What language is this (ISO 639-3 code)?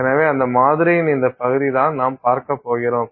tam